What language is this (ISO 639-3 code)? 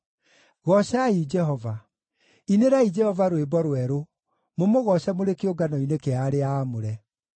kik